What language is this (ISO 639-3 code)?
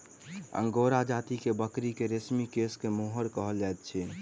mai